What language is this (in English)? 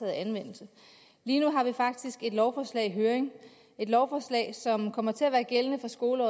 Danish